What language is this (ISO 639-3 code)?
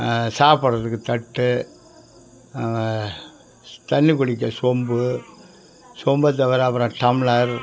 tam